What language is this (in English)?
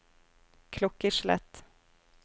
Norwegian